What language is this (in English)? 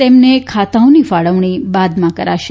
Gujarati